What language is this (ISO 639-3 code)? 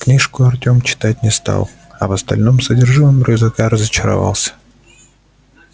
rus